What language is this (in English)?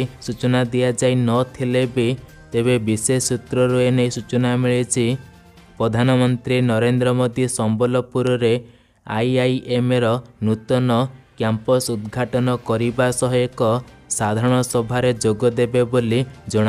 Hindi